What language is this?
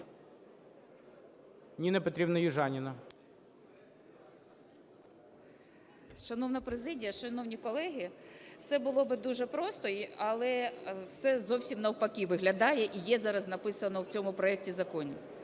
Ukrainian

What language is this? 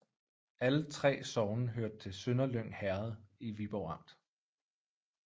Danish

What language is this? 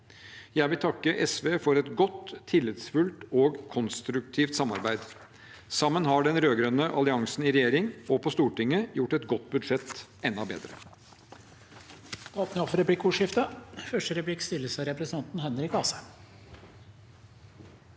Norwegian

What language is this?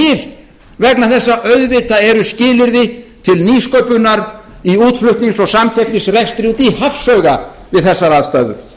Icelandic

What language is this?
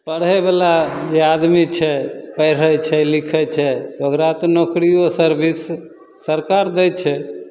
Maithili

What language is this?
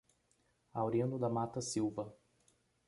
Portuguese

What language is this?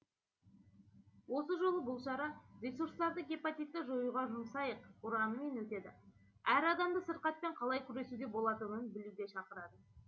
Kazakh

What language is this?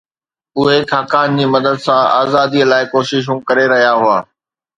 Sindhi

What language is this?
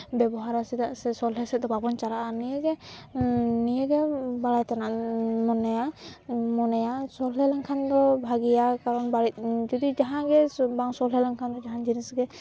Santali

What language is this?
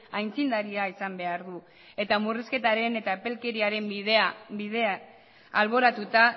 Basque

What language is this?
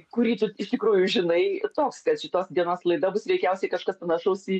Lithuanian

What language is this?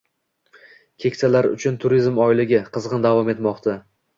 Uzbek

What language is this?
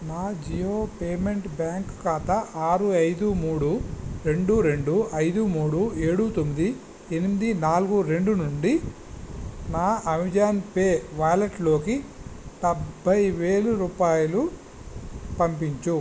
Telugu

